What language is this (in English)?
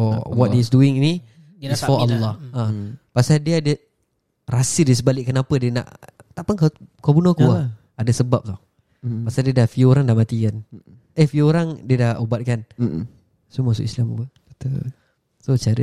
Malay